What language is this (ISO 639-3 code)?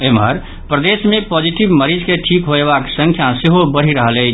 mai